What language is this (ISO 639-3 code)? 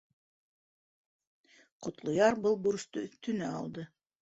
bak